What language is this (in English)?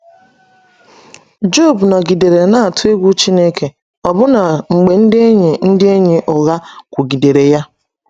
Igbo